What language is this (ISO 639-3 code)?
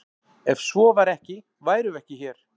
isl